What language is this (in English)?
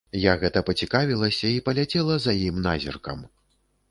Belarusian